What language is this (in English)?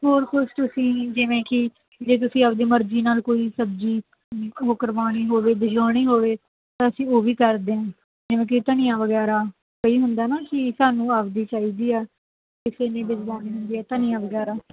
Punjabi